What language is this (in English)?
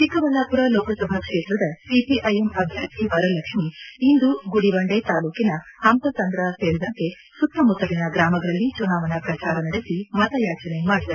Kannada